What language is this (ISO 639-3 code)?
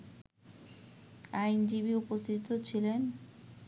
ben